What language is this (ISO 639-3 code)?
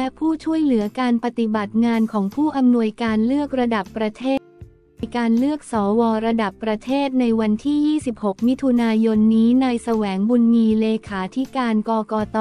tha